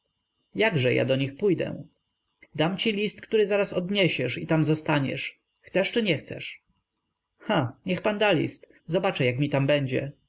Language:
Polish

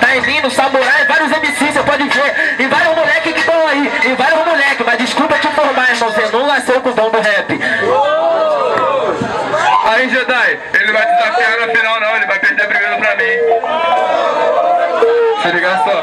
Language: Portuguese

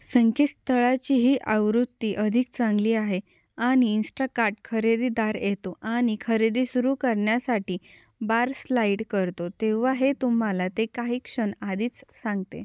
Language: Marathi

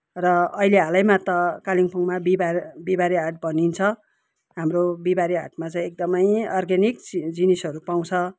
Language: Nepali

